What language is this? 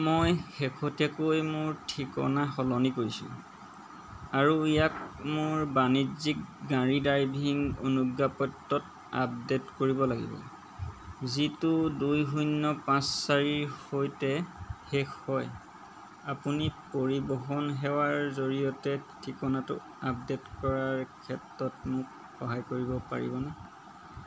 Assamese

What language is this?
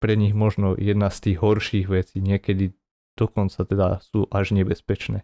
Slovak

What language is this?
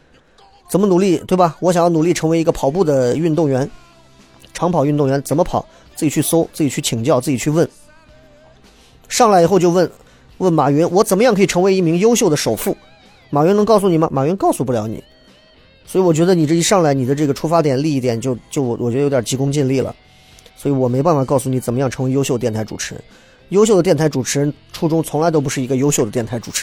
Chinese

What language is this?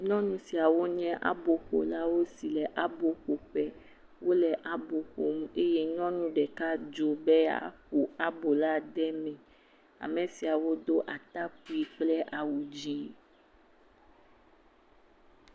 Ewe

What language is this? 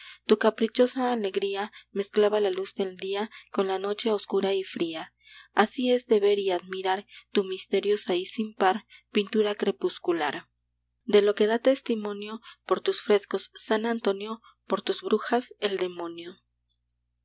Spanish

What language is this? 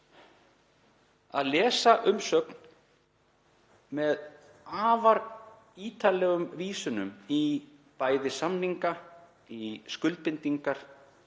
Icelandic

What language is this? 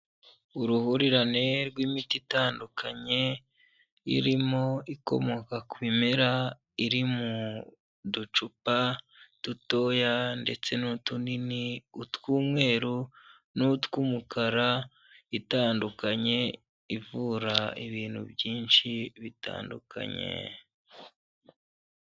Kinyarwanda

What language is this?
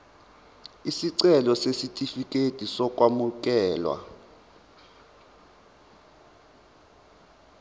Zulu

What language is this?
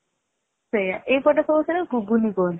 Odia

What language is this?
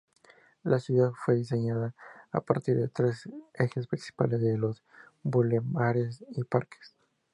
Spanish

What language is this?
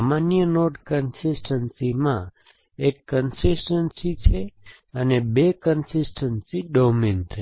Gujarati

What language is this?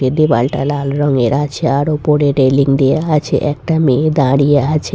Bangla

